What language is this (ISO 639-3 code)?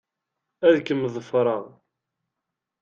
kab